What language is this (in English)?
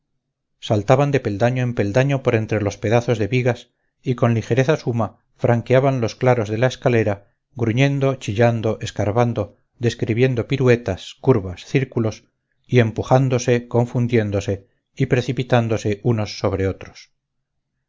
Spanish